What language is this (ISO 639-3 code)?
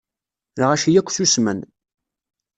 kab